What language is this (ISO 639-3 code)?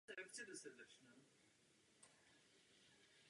ces